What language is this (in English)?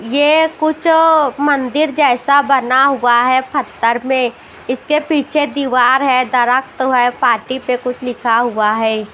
Hindi